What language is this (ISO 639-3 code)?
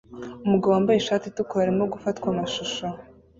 kin